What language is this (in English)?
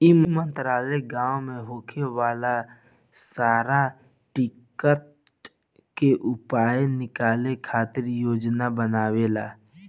Bhojpuri